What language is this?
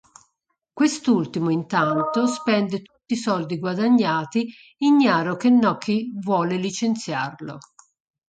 Italian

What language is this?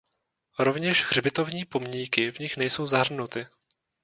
Czech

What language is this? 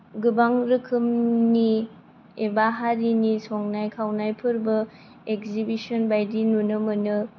Bodo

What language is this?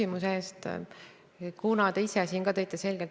Estonian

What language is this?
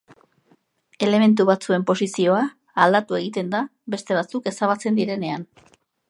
Basque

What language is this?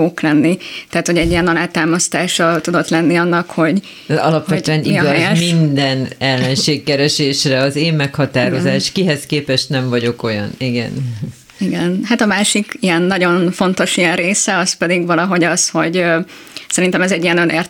Hungarian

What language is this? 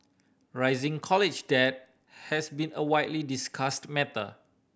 English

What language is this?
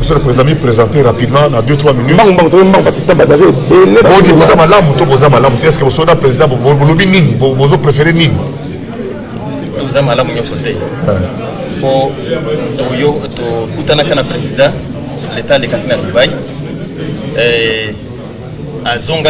French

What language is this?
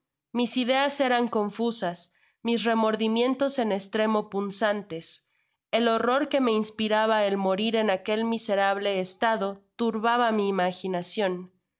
Spanish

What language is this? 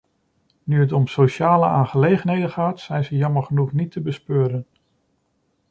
Dutch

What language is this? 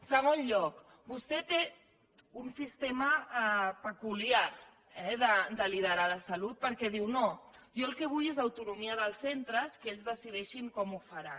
Catalan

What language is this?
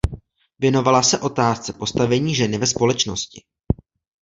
Czech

